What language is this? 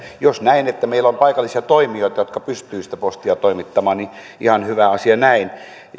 Finnish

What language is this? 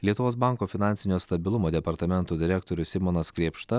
Lithuanian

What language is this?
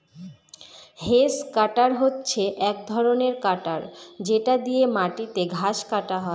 Bangla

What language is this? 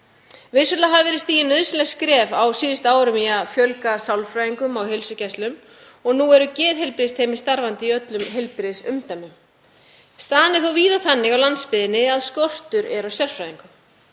Icelandic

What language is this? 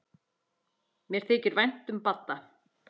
Icelandic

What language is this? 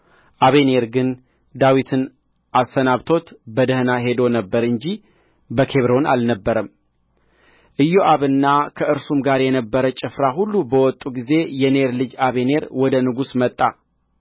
Amharic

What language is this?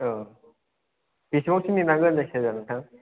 Bodo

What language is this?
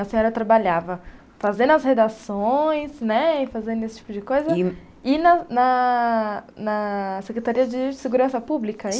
Portuguese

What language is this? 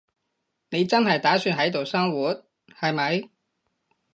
Cantonese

